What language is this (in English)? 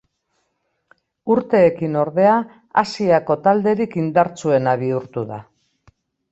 Basque